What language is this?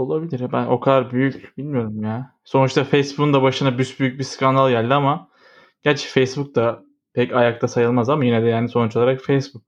Turkish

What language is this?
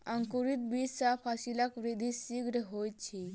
Maithili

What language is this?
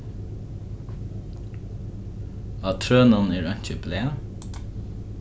Faroese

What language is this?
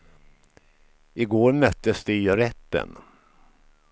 Swedish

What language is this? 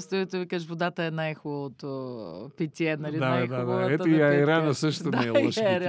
Bulgarian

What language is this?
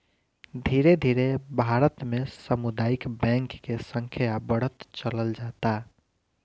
Bhojpuri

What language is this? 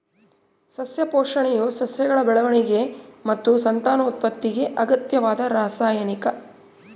Kannada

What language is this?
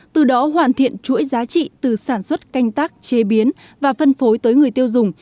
Vietnamese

